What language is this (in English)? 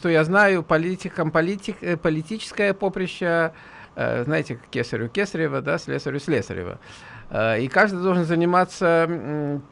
Russian